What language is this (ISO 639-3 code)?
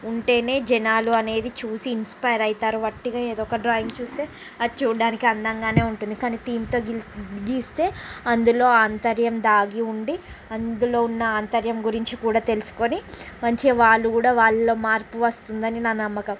tel